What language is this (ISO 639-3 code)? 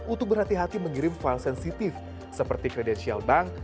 ind